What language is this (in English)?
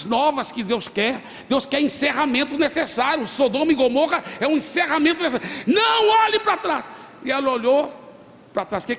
Portuguese